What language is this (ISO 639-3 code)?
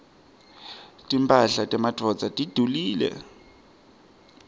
ssw